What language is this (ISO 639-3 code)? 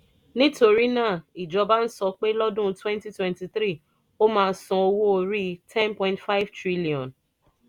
yor